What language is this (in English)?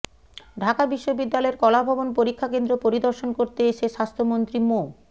Bangla